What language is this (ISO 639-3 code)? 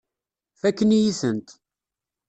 kab